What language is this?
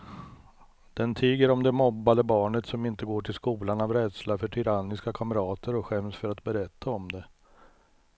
Swedish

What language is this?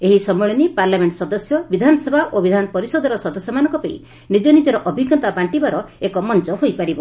Odia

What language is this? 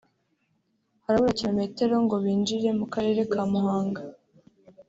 Kinyarwanda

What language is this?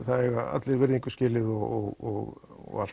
Icelandic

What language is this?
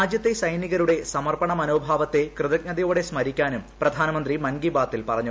Malayalam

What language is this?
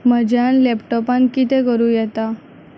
Konkani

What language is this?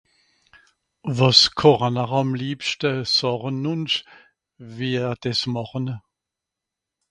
Swiss German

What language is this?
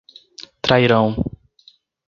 Portuguese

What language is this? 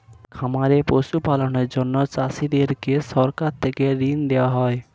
Bangla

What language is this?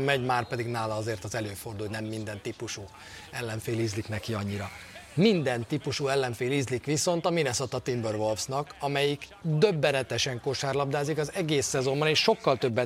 Hungarian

